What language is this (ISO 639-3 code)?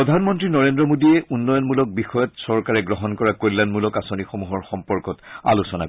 asm